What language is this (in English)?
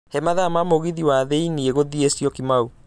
Kikuyu